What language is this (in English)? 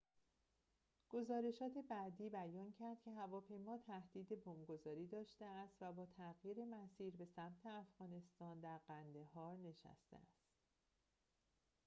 Persian